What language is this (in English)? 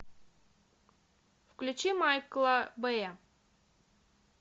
Russian